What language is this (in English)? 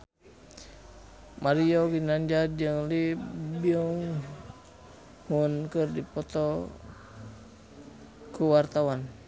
Sundanese